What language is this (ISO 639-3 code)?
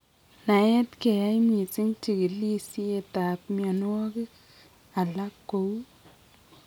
kln